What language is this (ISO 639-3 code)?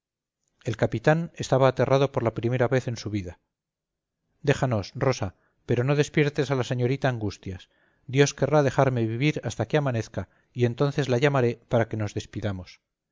spa